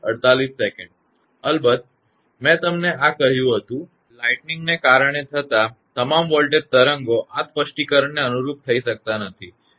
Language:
Gujarati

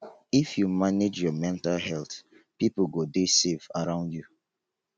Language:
Nigerian Pidgin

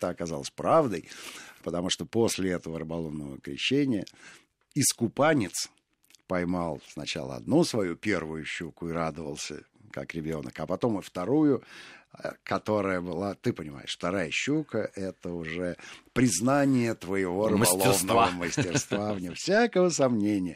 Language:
Russian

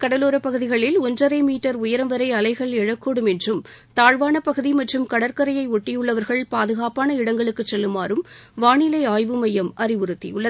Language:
Tamil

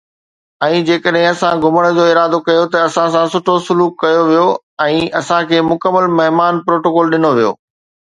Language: Sindhi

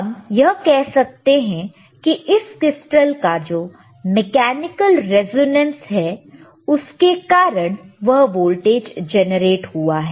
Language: Hindi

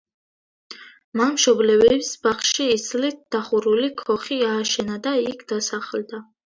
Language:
Georgian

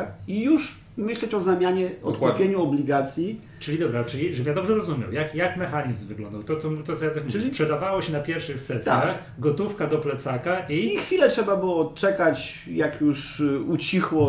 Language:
Polish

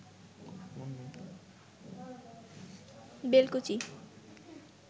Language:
Bangla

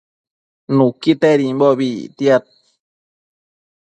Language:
Matsés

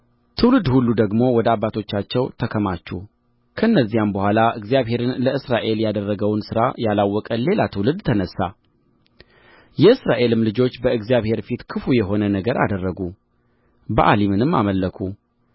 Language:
Amharic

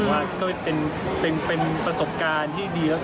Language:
Thai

